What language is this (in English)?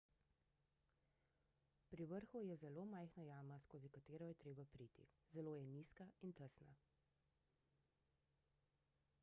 Slovenian